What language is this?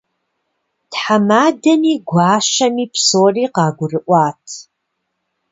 Kabardian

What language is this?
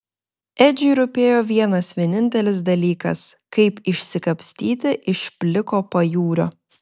Lithuanian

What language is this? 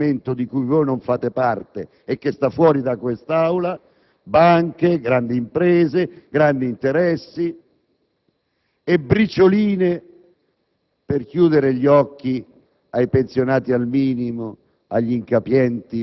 Italian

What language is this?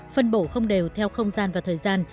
Vietnamese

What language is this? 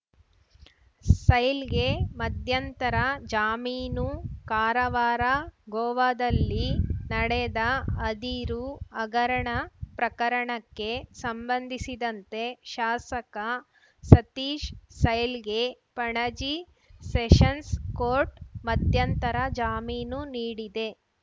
Kannada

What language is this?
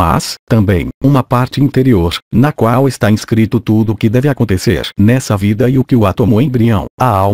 Portuguese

